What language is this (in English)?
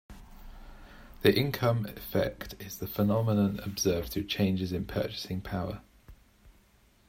English